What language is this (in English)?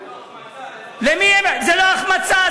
Hebrew